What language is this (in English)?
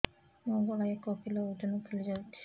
Odia